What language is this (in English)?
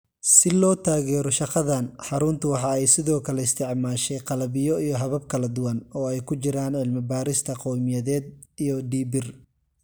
Somali